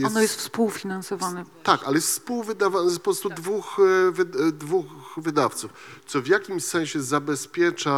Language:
Polish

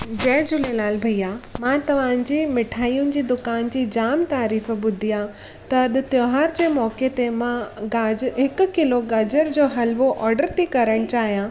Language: Sindhi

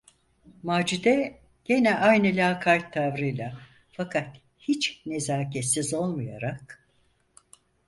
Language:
Turkish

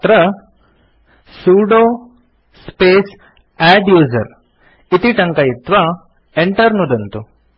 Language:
Sanskrit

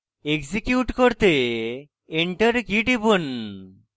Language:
Bangla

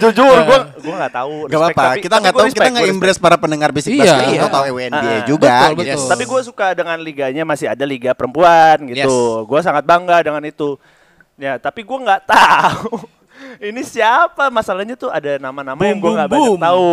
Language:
Indonesian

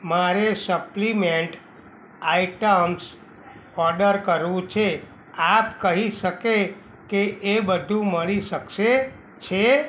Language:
Gujarati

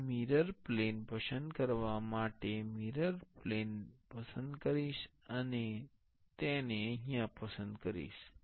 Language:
Gujarati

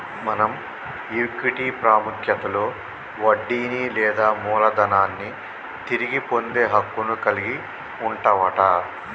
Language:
Telugu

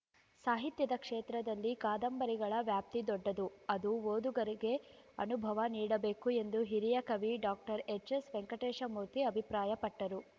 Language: Kannada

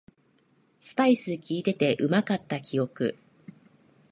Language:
Japanese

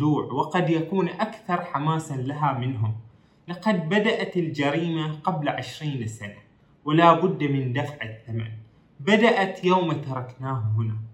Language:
Arabic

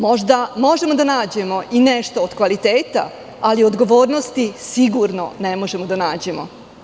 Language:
Serbian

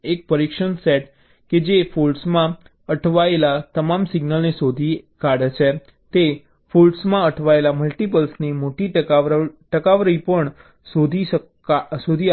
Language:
Gujarati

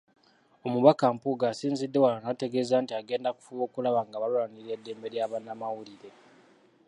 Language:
Ganda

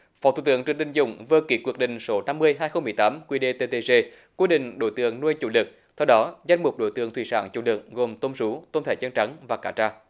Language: Vietnamese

